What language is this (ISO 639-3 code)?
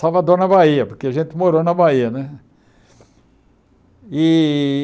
por